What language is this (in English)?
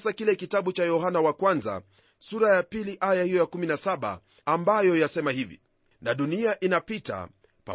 Swahili